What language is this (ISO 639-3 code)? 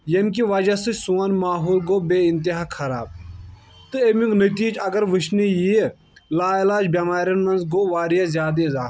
kas